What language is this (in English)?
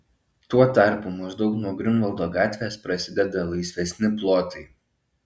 Lithuanian